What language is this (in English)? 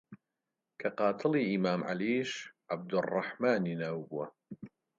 Central Kurdish